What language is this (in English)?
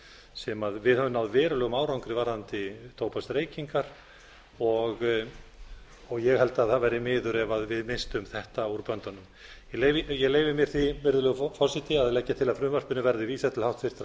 Icelandic